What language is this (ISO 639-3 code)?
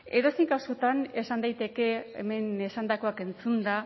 eus